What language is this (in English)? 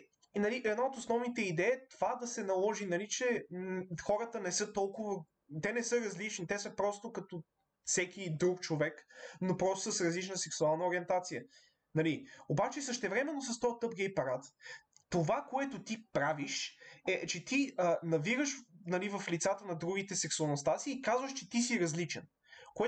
Bulgarian